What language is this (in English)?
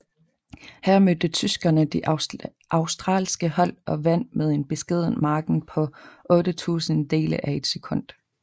Danish